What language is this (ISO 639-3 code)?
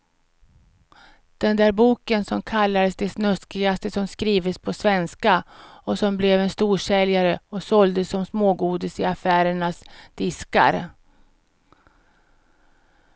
swe